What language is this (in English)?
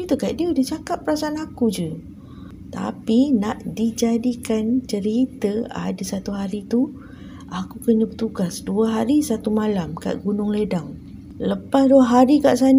Malay